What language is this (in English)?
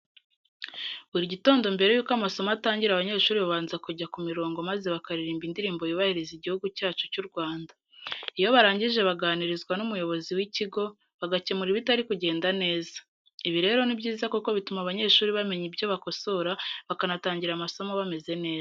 Kinyarwanda